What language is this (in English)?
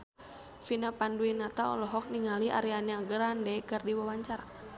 Sundanese